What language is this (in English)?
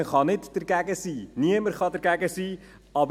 Swiss German